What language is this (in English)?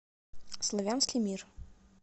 Russian